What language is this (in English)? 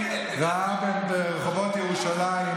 Hebrew